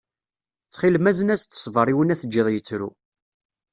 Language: Kabyle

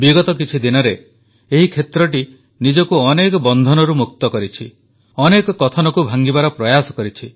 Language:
Odia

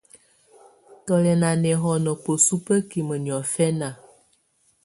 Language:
Tunen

